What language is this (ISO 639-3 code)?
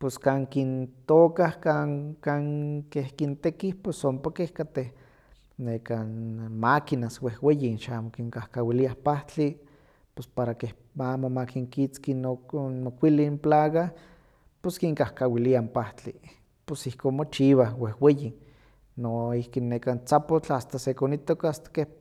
nhq